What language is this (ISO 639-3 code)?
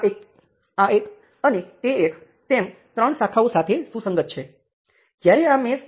guj